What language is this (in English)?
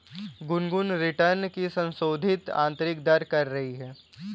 Hindi